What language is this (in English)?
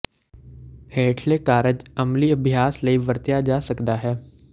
Punjabi